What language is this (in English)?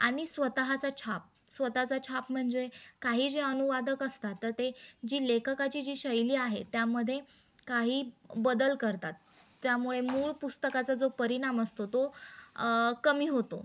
Marathi